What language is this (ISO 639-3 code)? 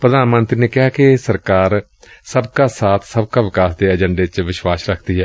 pan